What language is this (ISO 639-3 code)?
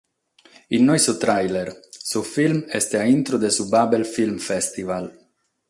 srd